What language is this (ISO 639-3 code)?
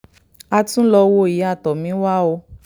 yor